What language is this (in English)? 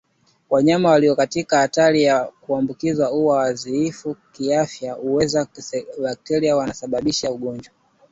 Swahili